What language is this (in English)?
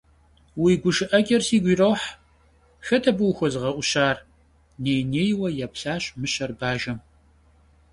Kabardian